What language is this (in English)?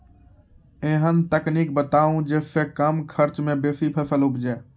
Maithili